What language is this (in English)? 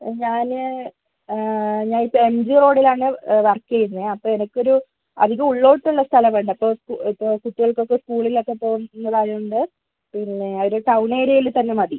Malayalam